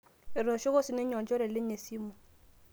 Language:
Masai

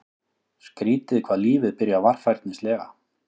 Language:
Icelandic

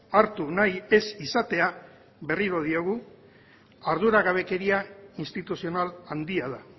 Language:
Basque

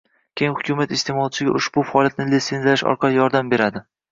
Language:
Uzbek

